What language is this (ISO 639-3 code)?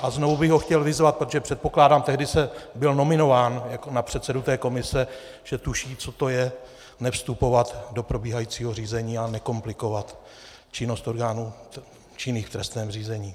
ces